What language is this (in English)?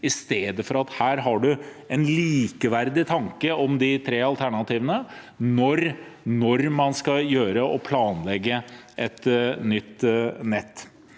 Norwegian